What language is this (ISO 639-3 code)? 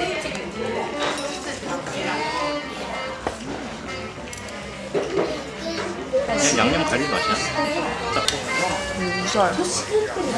kor